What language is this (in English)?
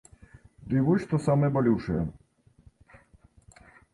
Belarusian